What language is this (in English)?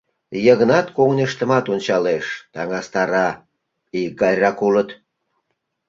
Mari